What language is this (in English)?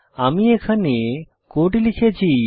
Bangla